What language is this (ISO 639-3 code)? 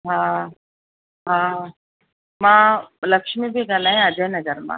snd